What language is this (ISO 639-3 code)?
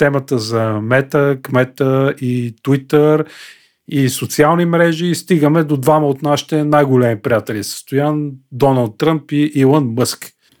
bul